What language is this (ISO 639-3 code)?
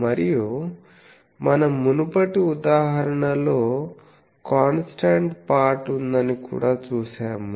tel